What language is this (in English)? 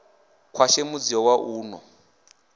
Venda